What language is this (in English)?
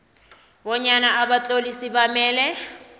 South Ndebele